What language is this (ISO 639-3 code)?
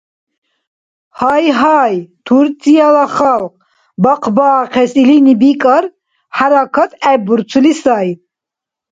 dar